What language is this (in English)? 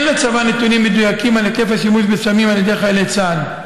Hebrew